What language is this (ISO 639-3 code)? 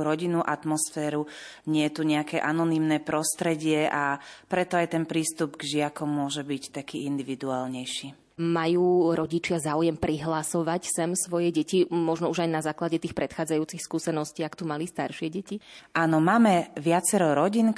slk